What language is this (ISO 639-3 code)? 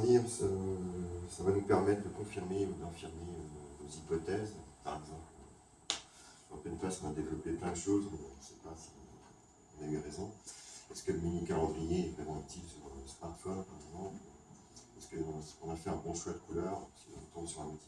fra